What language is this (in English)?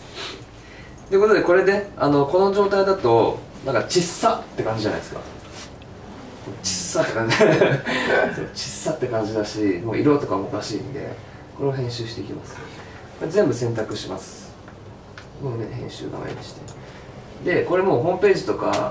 Japanese